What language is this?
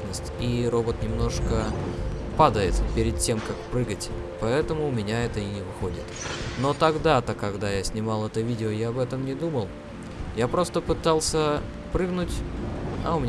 Russian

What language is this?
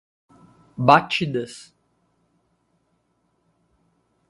Portuguese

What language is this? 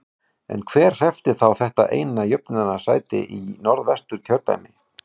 Icelandic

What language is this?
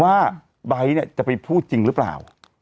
Thai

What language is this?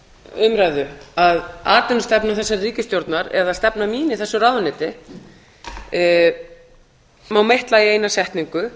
Icelandic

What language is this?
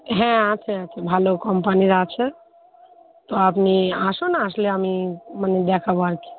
Bangla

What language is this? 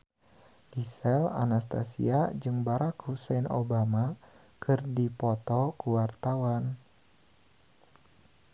Sundanese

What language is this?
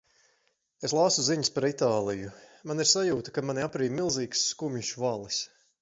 Latvian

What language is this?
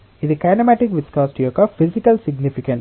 Telugu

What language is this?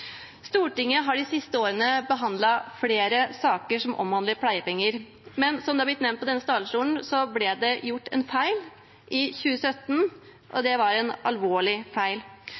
Norwegian Bokmål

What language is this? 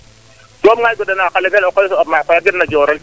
Serer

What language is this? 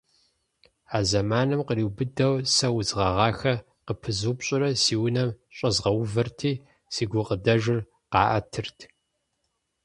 Kabardian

